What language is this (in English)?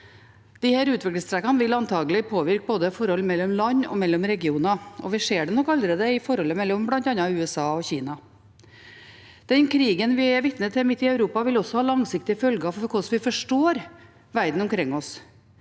Norwegian